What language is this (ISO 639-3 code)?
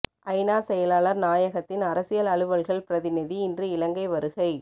tam